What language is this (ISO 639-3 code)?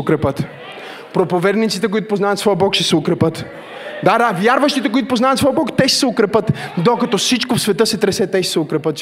bul